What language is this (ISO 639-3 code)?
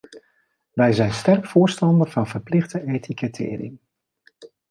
nld